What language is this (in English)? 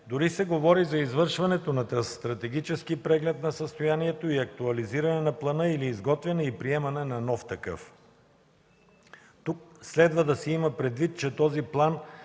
Bulgarian